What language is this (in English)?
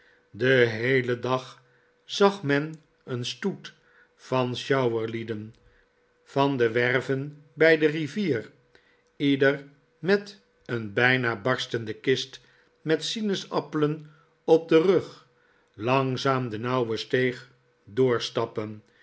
Dutch